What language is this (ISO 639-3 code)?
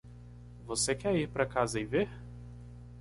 por